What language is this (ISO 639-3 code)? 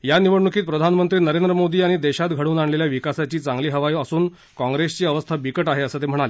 mar